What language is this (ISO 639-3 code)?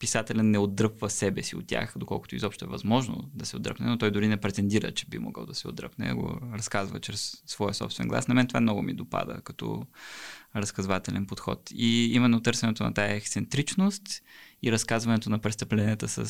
bul